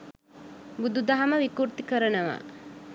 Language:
Sinhala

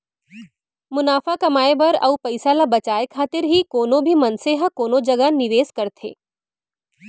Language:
Chhattisgarhi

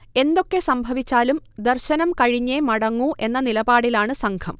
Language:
Malayalam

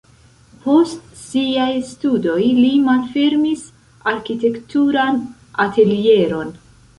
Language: Esperanto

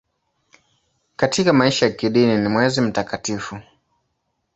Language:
Swahili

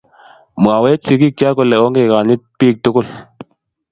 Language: Kalenjin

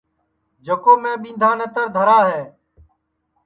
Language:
Sansi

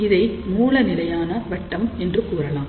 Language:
Tamil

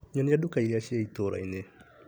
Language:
Kikuyu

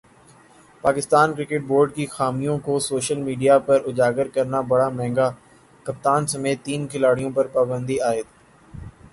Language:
Urdu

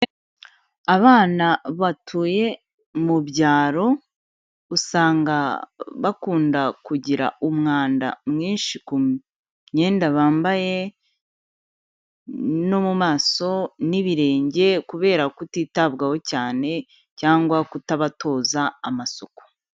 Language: Kinyarwanda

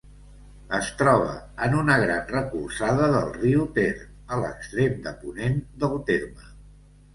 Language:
Catalan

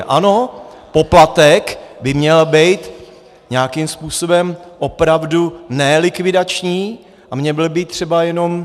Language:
Czech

